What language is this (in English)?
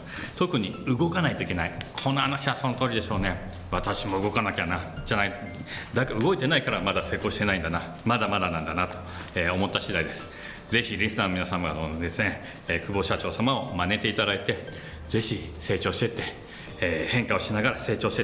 Japanese